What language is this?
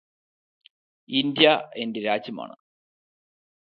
Malayalam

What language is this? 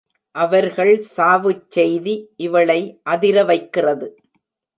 Tamil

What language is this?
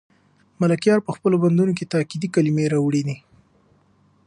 Pashto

